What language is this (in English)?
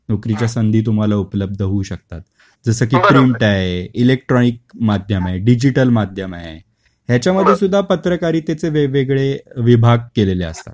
Marathi